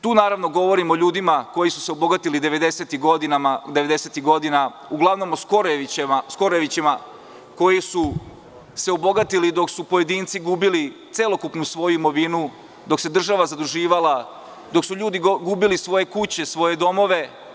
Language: Serbian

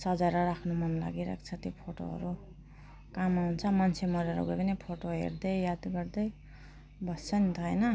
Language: Nepali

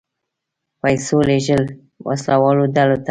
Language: Pashto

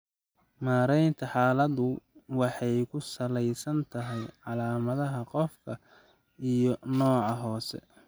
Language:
Somali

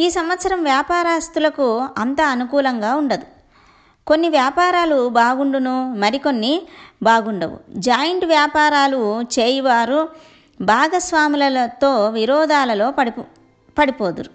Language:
Telugu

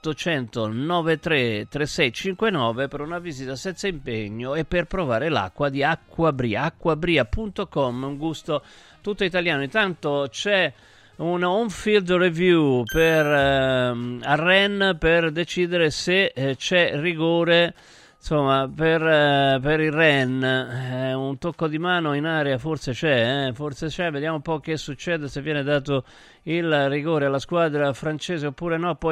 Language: Italian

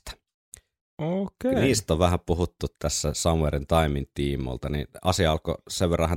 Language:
Finnish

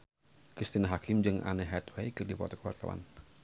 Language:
Sundanese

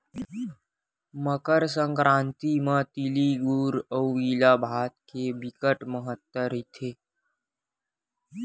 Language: Chhattisgarhi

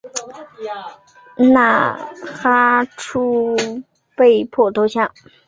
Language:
Chinese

